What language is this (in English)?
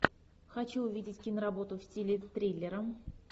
Russian